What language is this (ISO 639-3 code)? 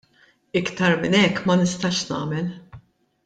mlt